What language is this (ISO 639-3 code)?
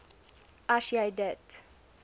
afr